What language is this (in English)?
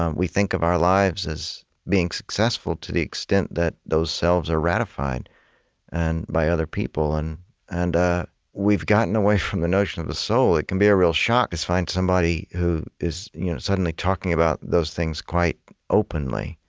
English